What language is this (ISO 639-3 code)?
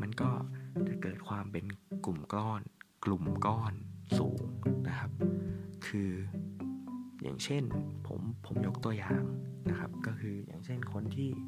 tha